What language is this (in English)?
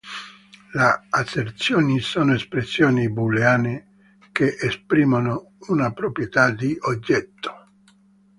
Italian